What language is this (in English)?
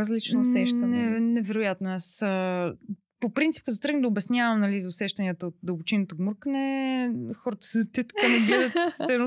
Bulgarian